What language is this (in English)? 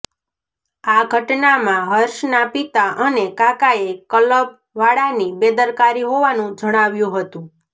Gujarati